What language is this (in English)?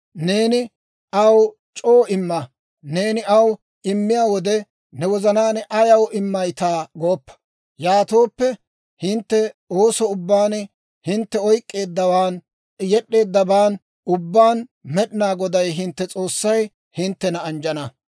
Dawro